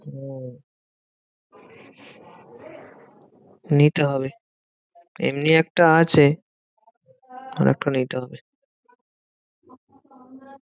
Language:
Bangla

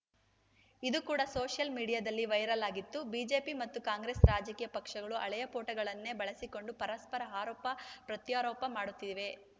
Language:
Kannada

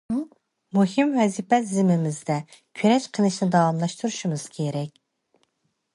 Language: Uyghur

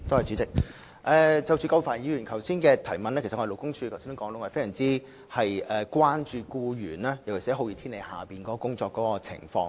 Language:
Cantonese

